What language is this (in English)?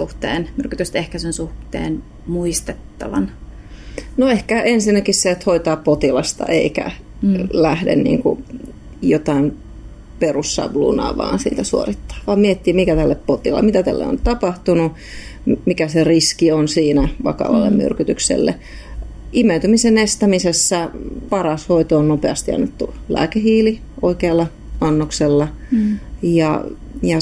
Finnish